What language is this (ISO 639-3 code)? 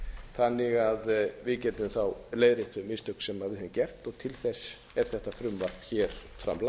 isl